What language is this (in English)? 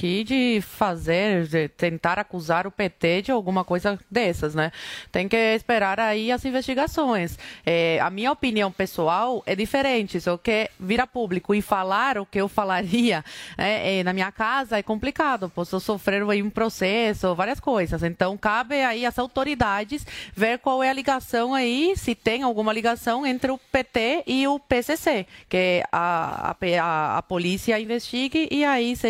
Portuguese